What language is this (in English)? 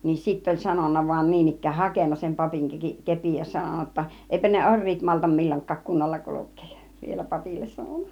Finnish